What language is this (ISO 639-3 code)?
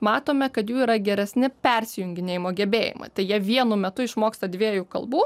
lit